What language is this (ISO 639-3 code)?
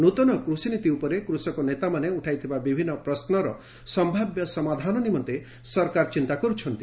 ori